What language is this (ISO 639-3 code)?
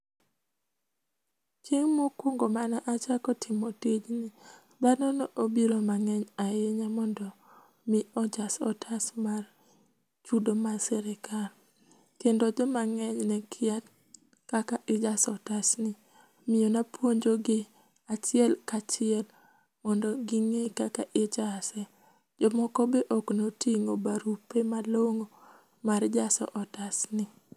luo